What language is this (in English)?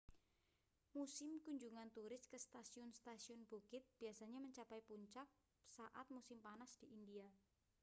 Indonesian